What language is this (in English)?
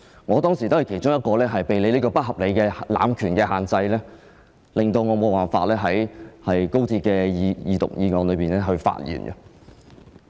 Cantonese